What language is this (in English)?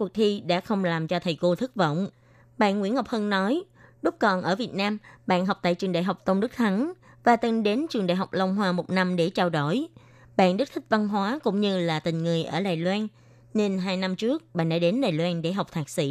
Vietnamese